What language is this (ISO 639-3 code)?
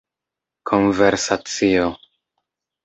epo